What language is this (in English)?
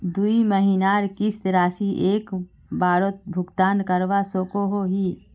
Magahi